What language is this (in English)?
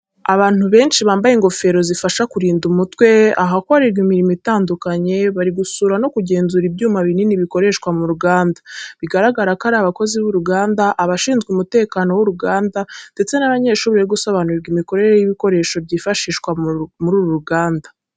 Kinyarwanda